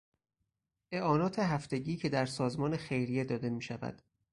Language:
Persian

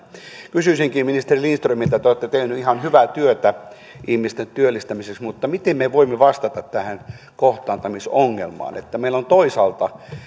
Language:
Finnish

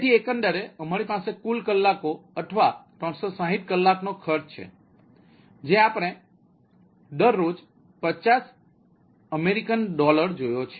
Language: Gujarati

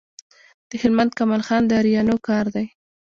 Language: Pashto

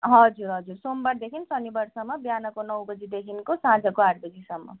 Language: Nepali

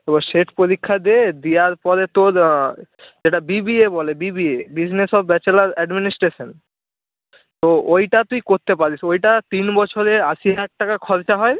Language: Bangla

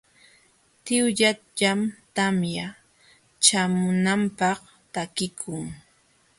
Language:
Jauja Wanca Quechua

